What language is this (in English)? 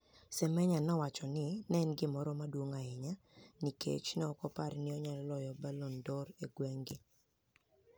Luo (Kenya and Tanzania)